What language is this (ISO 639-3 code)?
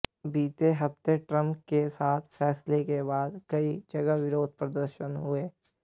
hin